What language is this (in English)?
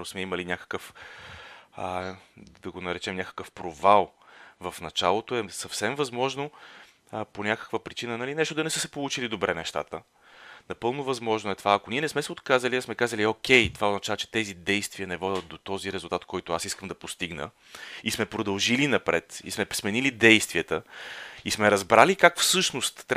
Bulgarian